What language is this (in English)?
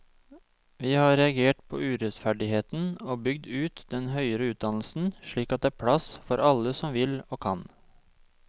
Norwegian